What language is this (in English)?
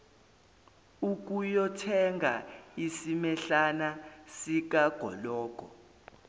Zulu